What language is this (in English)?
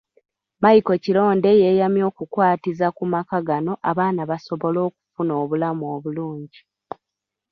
Ganda